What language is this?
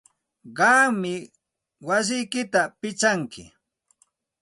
Santa Ana de Tusi Pasco Quechua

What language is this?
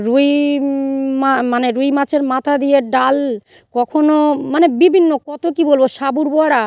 Bangla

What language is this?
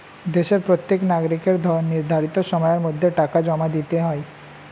Bangla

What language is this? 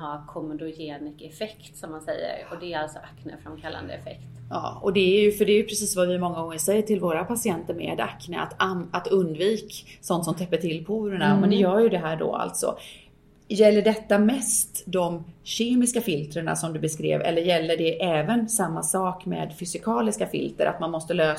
Swedish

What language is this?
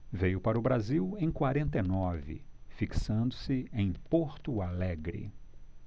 Portuguese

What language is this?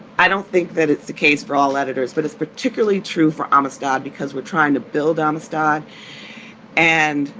English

